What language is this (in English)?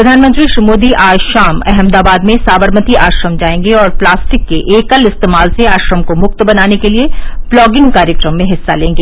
Hindi